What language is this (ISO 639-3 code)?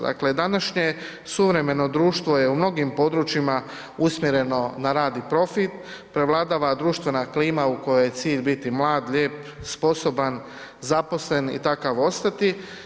hrv